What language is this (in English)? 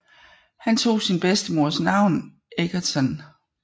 Danish